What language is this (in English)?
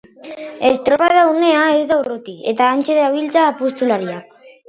Basque